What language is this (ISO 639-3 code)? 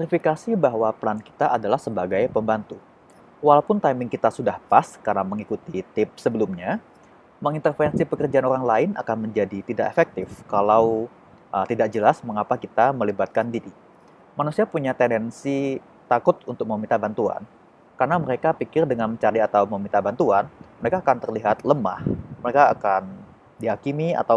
ind